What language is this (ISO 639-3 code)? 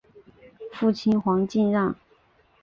zho